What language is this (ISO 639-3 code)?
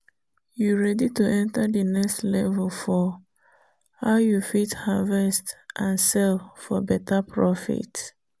pcm